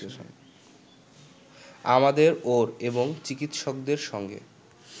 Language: Bangla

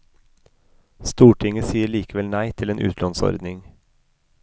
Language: Norwegian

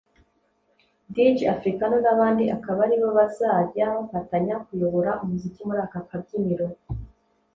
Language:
Kinyarwanda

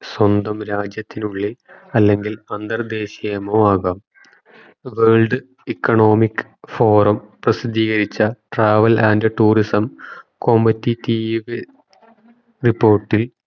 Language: Malayalam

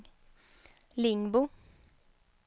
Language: Swedish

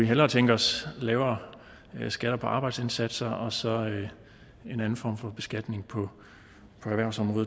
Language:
Danish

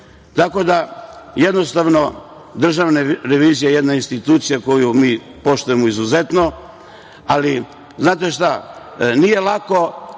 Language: Serbian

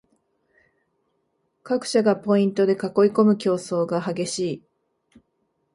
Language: Japanese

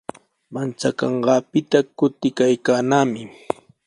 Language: Sihuas Ancash Quechua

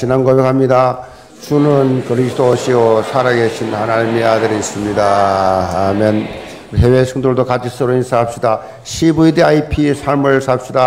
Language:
Korean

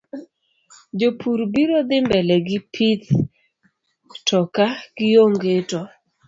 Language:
Luo (Kenya and Tanzania)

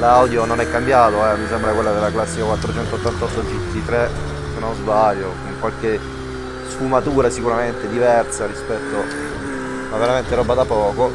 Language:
Italian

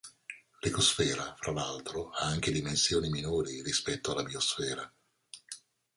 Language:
Italian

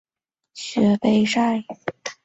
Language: Chinese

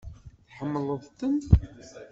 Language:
Kabyle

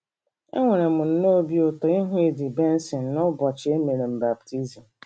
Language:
Igbo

